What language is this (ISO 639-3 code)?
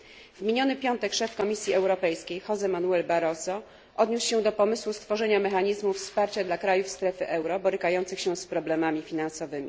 pol